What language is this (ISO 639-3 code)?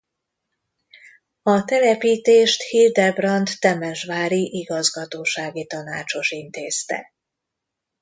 hun